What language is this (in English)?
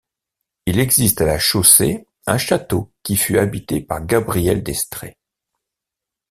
French